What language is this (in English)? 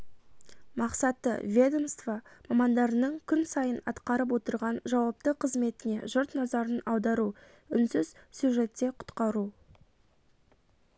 Kazakh